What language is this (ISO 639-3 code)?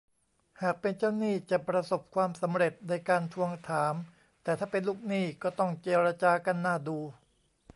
tha